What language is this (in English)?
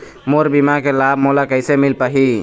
Chhattisgarhi